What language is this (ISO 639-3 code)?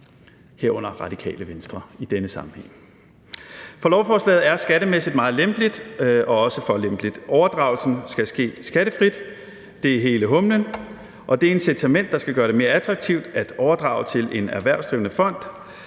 dan